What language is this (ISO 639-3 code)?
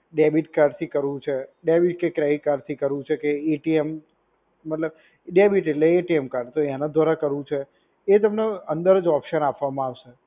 guj